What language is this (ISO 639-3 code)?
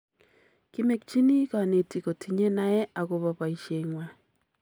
kln